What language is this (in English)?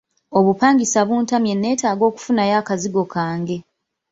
Ganda